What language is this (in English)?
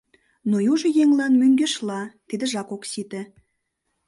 Mari